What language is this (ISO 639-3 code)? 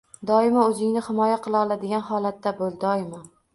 uzb